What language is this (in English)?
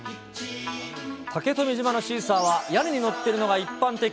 Japanese